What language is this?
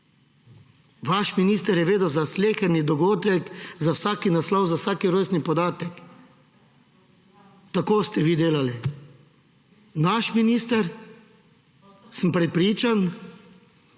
Slovenian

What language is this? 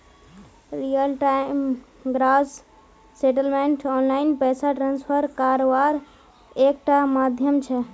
Magahi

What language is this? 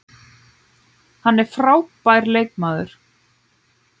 Icelandic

